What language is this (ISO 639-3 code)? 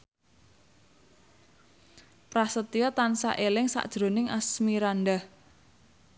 jav